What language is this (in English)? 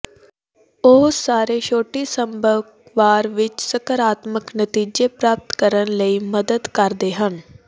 Punjabi